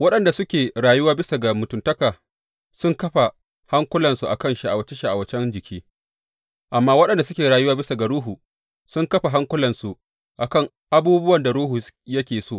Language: Hausa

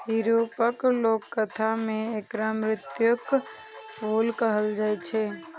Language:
Maithili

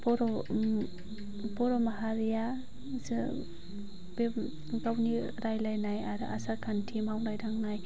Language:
Bodo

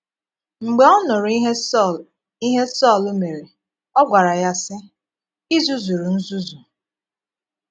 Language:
Igbo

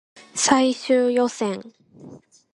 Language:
Japanese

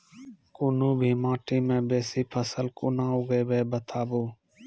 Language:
Maithili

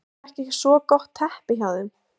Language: Icelandic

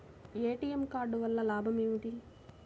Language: Telugu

